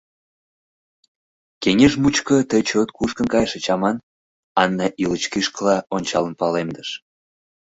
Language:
Mari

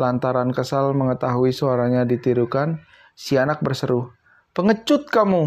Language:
Indonesian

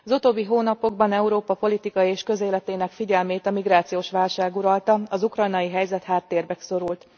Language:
Hungarian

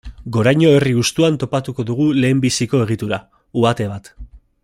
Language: Basque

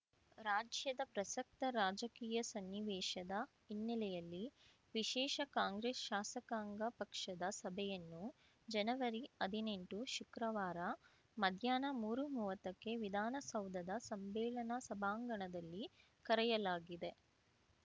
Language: Kannada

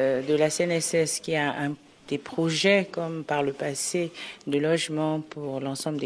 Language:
French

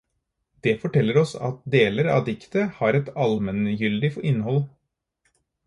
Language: Norwegian Bokmål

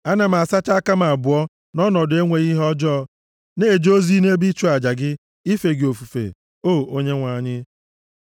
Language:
Igbo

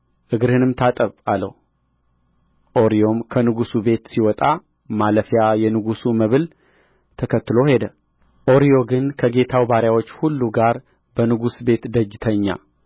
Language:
Amharic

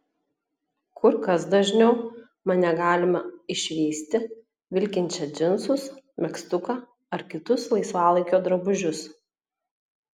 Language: Lithuanian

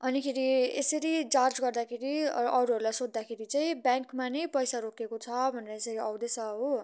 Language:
Nepali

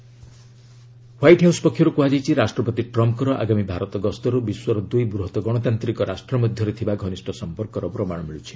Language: Odia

